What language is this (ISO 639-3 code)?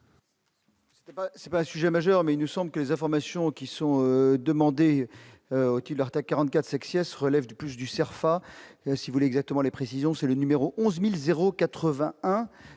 fra